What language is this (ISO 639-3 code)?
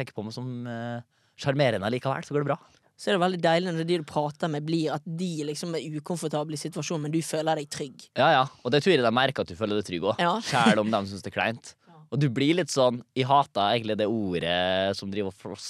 dan